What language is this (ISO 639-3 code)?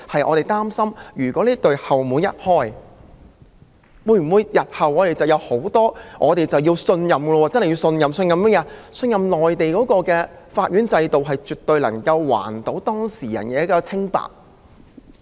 yue